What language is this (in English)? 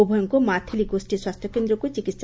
Odia